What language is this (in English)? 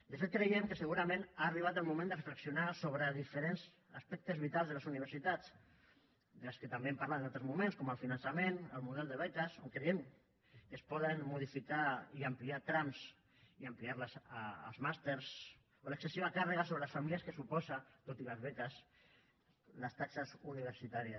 Catalan